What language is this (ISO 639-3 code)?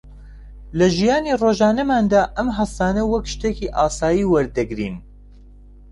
ckb